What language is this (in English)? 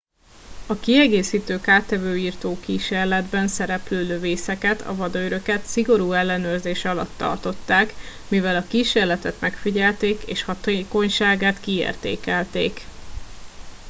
Hungarian